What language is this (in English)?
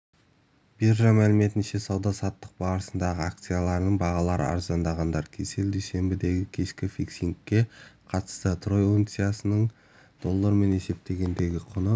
Kazakh